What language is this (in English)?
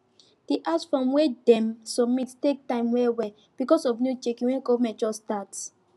Nigerian Pidgin